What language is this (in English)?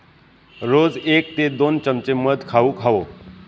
Marathi